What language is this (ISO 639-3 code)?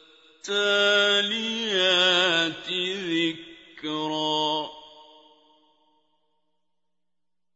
ara